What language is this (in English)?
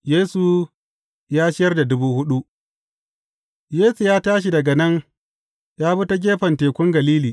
Hausa